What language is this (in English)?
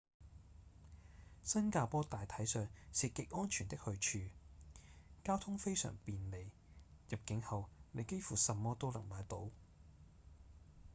Cantonese